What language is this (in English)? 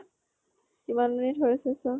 Assamese